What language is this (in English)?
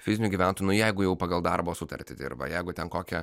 Lithuanian